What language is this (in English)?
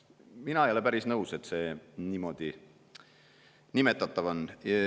Estonian